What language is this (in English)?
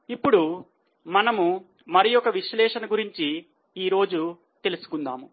Telugu